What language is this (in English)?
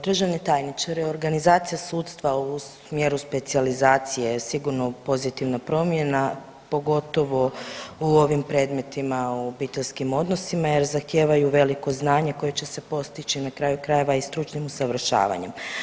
Croatian